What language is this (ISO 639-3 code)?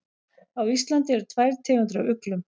isl